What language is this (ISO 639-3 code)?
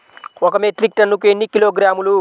tel